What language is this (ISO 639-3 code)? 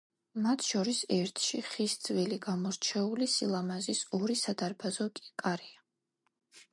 kat